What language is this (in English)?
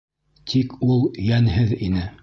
Bashkir